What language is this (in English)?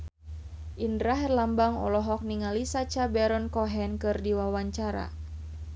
Sundanese